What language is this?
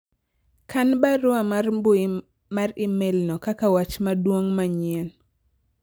Luo (Kenya and Tanzania)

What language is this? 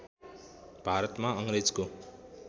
Nepali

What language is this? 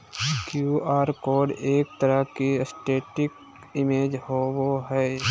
Magahi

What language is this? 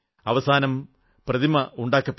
Malayalam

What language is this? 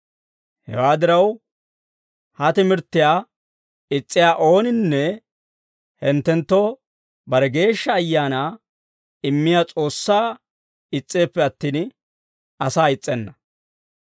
Dawro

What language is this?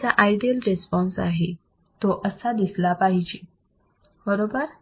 Marathi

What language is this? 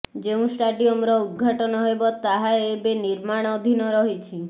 Odia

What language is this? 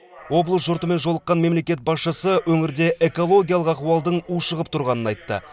Kazakh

